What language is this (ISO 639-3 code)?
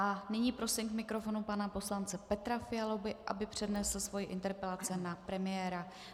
ces